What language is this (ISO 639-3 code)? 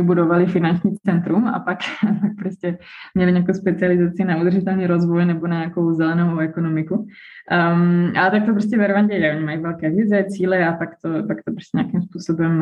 ces